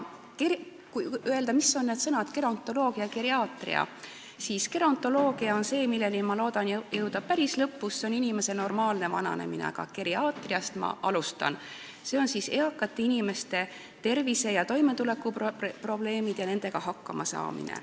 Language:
Estonian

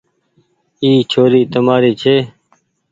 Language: Goaria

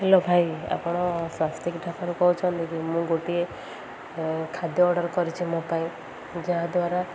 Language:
Odia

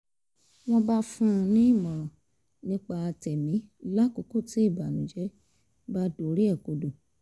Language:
Yoruba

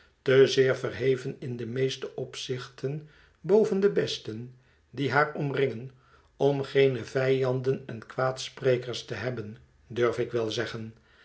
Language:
Dutch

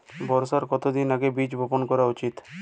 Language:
Bangla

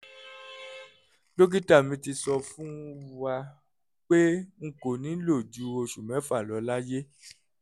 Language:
Yoruba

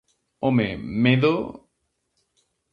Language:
Galician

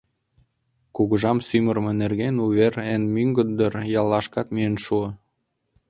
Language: Mari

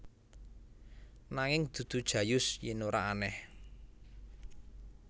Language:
Javanese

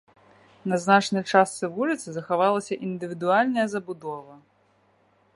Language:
Belarusian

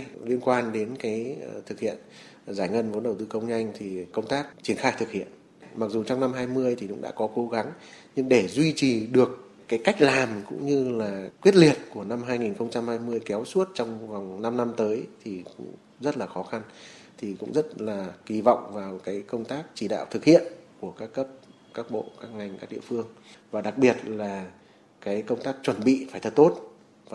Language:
Vietnamese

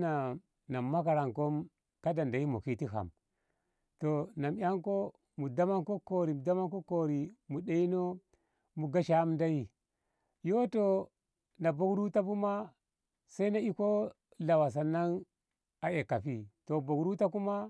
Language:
Ngamo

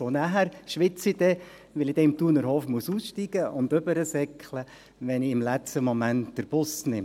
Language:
Swiss German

